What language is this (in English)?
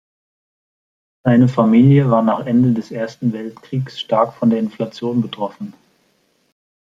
German